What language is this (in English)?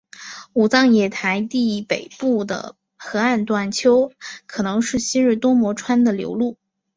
Chinese